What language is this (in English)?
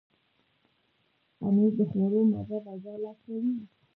Pashto